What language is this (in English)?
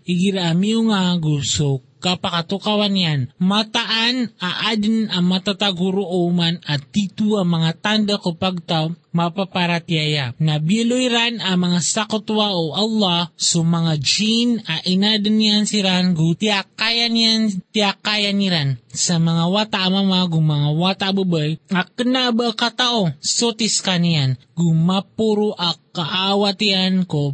Filipino